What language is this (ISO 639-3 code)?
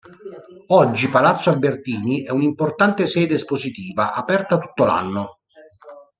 ita